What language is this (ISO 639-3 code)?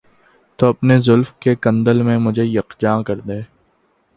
urd